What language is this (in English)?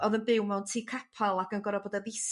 Welsh